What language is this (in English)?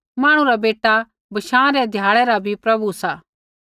Kullu Pahari